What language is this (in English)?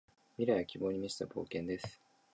Japanese